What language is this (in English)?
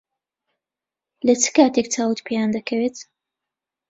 Central Kurdish